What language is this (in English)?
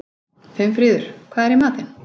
Icelandic